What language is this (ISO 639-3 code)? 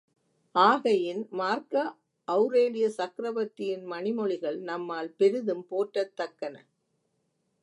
tam